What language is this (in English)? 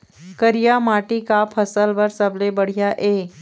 Chhattisgarhi